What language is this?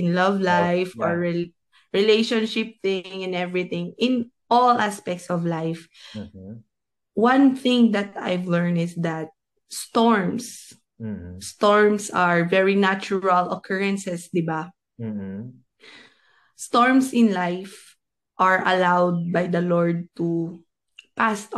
Filipino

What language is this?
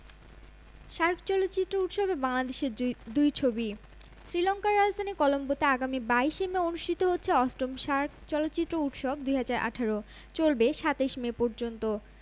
Bangla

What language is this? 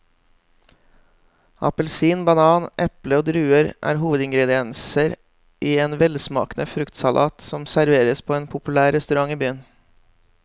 Norwegian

